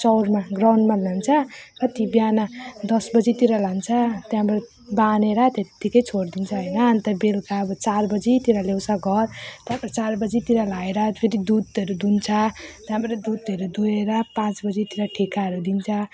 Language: Nepali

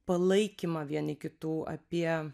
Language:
Lithuanian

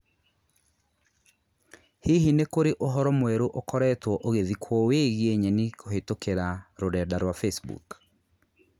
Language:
Kikuyu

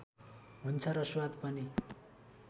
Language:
Nepali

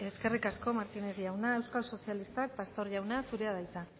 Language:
Basque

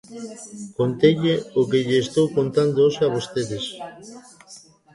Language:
Galician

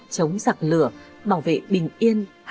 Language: Vietnamese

